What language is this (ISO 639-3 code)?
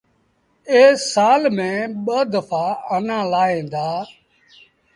sbn